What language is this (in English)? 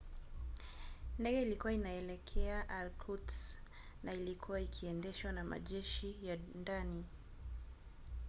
Swahili